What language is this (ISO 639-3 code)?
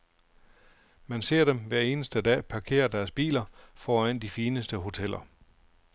dan